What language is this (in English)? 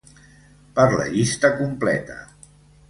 Catalan